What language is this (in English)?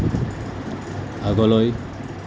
Assamese